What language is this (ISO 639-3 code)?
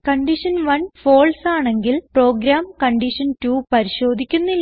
mal